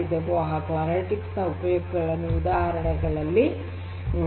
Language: Kannada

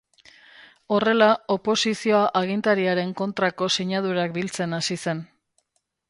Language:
Basque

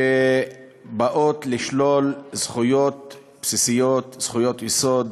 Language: Hebrew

